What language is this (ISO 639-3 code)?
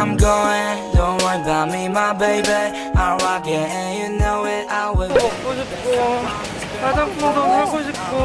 kor